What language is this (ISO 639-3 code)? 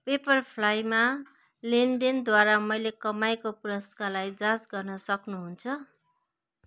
nep